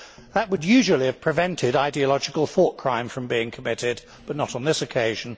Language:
English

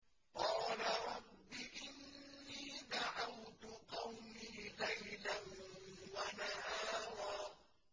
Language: Arabic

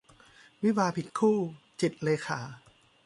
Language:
Thai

